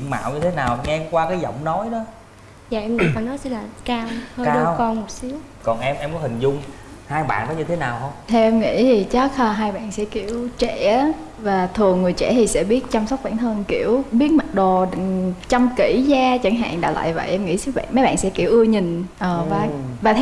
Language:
Vietnamese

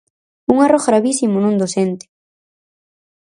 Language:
Galician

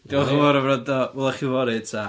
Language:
Welsh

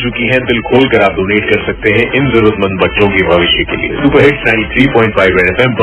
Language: Hindi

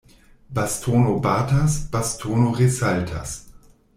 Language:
Esperanto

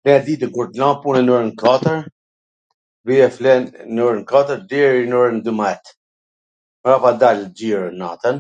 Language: Gheg Albanian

